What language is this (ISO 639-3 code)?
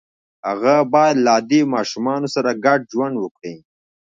pus